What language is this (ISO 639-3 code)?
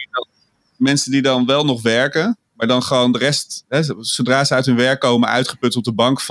nld